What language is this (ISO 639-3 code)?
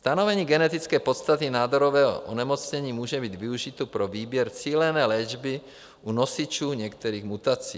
ces